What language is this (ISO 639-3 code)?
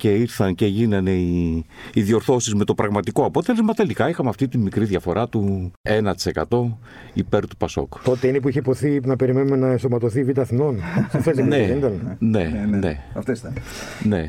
ell